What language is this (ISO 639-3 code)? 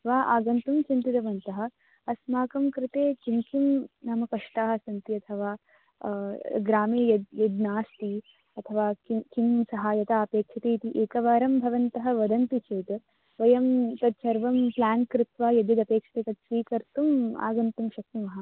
san